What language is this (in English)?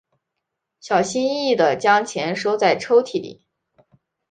Chinese